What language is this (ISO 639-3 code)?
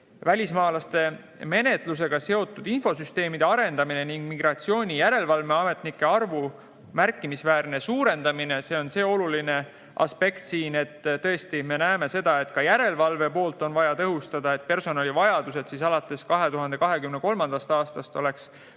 est